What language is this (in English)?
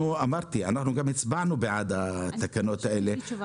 Hebrew